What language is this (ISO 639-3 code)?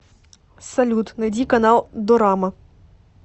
rus